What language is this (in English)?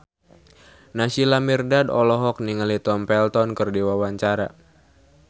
Sundanese